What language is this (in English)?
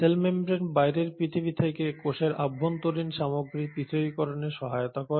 Bangla